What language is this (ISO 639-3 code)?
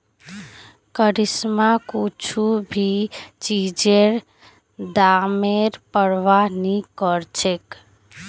mag